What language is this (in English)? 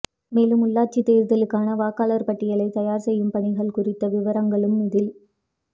Tamil